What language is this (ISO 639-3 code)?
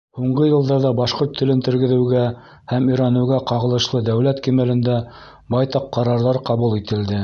bak